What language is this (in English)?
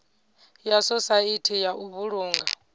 Venda